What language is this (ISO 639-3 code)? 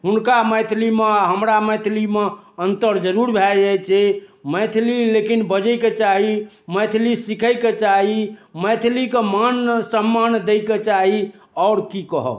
mai